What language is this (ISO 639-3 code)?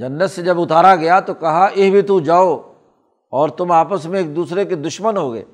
urd